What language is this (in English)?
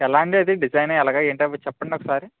Telugu